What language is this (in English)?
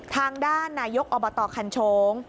Thai